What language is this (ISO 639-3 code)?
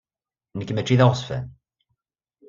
kab